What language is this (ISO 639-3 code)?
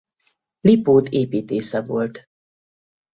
hun